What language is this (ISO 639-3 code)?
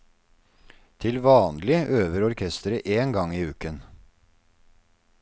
nor